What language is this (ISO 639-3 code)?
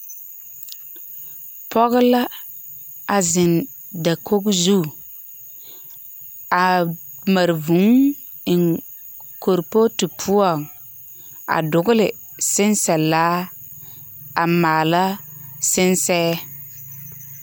dga